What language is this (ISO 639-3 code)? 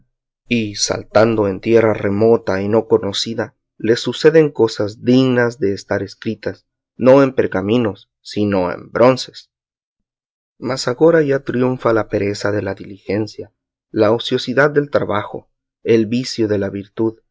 spa